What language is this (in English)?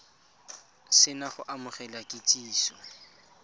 Tswana